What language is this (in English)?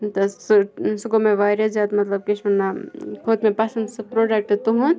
Kashmiri